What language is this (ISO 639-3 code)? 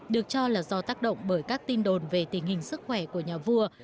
vie